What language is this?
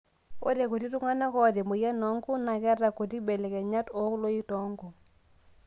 Masai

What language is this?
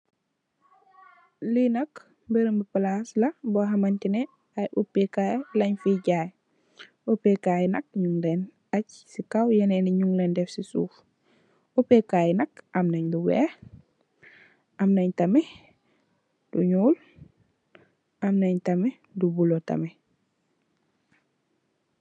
Wolof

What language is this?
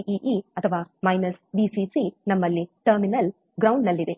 Kannada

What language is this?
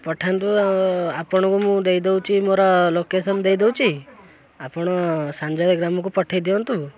Odia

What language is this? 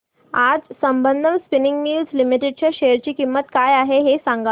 Marathi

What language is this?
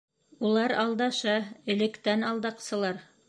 Bashkir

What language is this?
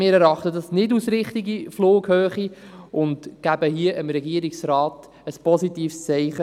Swiss German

